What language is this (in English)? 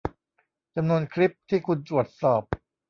Thai